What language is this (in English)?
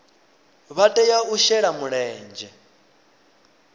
Venda